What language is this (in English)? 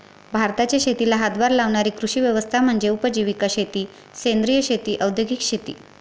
Marathi